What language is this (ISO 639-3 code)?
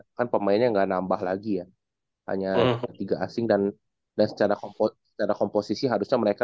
ind